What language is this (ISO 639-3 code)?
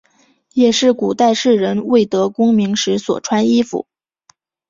zho